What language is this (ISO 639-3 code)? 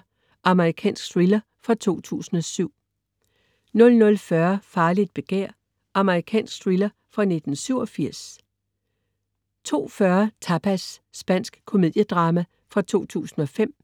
dan